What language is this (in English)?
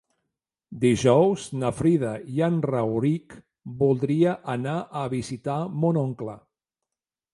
Catalan